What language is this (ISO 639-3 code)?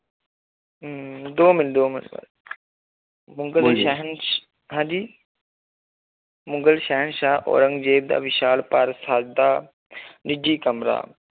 pan